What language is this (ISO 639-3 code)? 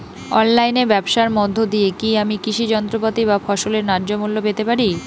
ben